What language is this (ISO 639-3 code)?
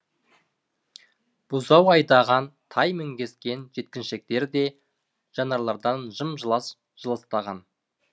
kaz